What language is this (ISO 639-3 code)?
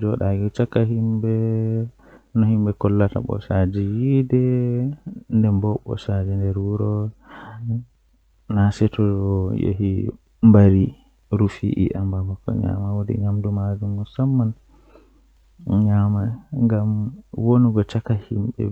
fuh